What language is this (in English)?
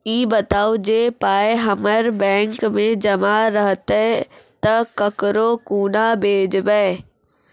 Maithili